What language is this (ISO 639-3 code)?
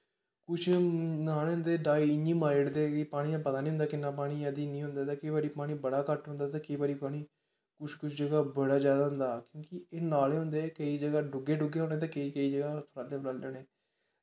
doi